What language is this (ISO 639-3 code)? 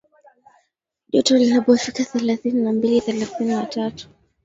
swa